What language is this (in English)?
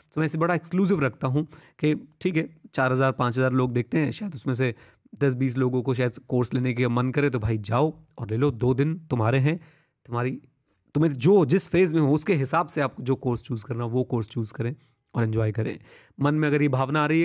Hindi